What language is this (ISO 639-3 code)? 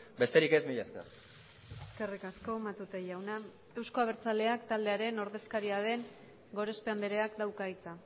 eus